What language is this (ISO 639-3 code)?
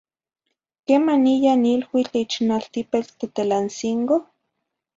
nhi